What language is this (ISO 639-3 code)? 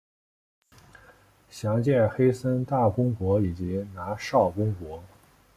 zho